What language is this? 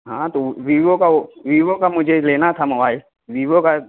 Urdu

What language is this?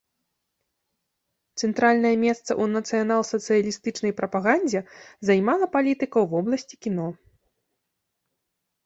Belarusian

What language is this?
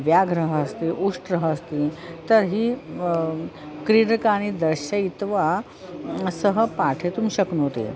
Sanskrit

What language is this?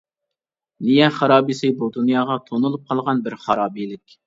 Uyghur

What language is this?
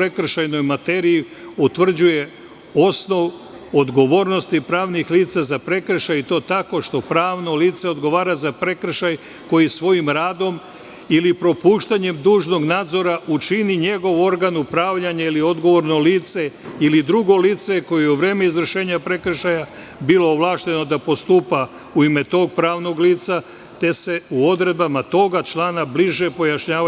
Serbian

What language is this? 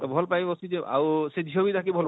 Odia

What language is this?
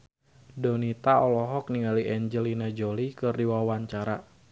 Sundanese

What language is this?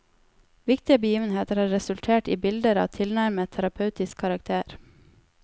Norwegian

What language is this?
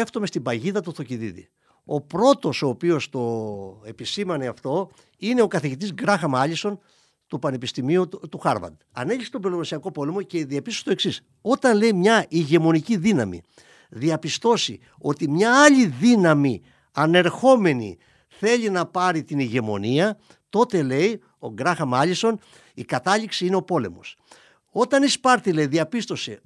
Greek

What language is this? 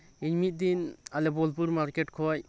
Santali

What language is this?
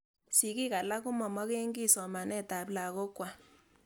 Kalenjin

